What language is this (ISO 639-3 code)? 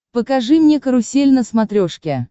rus